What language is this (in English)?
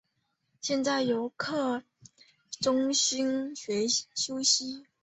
Chinese